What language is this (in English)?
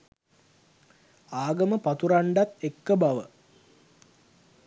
Sinhala